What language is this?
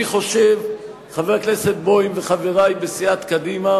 Hebrew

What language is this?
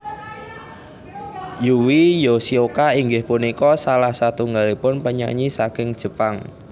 Javanese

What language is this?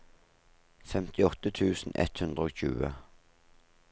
Norwegian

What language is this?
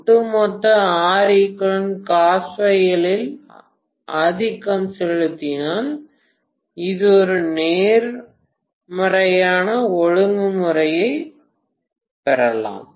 Tamil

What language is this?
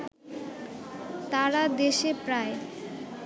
Bangla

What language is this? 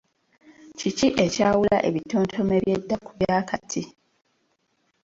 Ganda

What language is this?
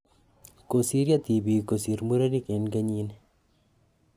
Kalenjin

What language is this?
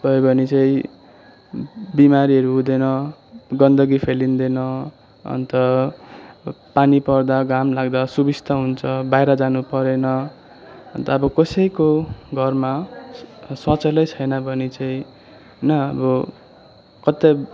Nepali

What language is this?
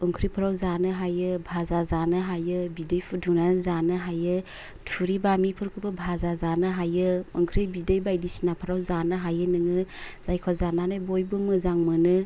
Bodo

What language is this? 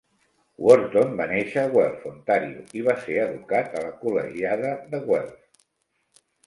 Catalan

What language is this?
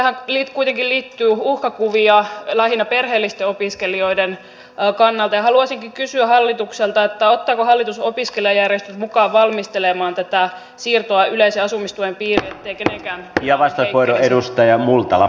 Finnish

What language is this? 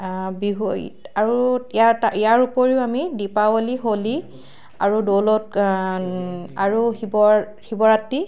Assamese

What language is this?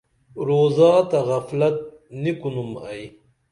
Dameli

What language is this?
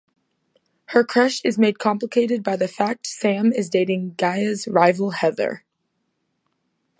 English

